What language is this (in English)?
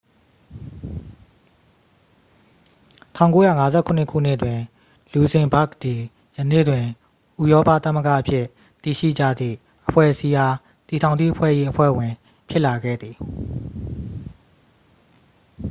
Burmese